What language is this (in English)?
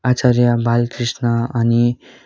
Nepali